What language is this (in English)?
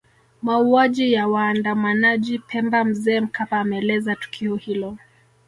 Swahili